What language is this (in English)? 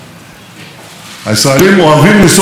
Hebrew